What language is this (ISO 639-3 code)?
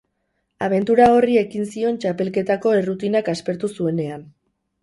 eus